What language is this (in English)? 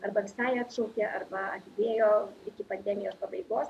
Lithuanian